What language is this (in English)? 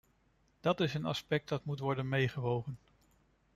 Dutch